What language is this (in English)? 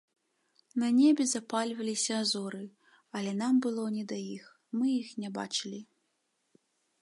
Belarusian